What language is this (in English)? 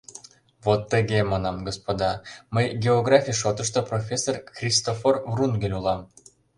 Mari